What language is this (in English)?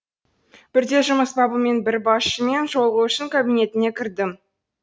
Kazakh